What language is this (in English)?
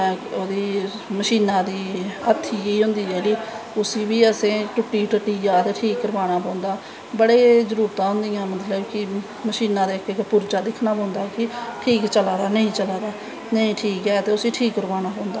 Dogri